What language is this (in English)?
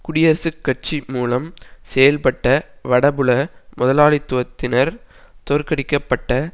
Tamil